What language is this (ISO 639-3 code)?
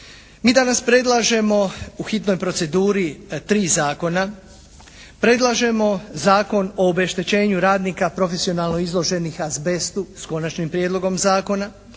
hrv